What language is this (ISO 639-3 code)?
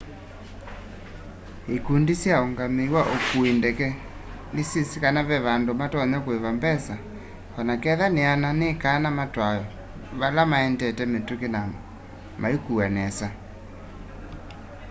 kam